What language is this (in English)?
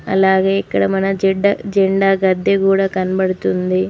Telugu